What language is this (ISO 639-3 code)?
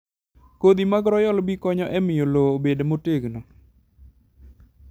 luo